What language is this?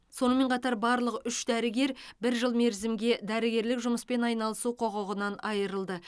Kazakh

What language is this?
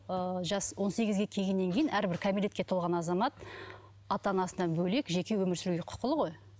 Kazakh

